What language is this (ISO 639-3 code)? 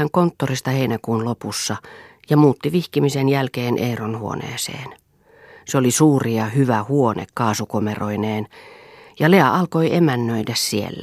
fin